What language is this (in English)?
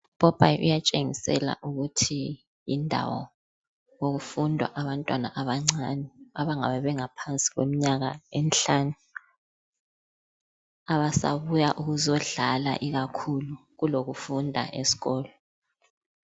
North Ndebele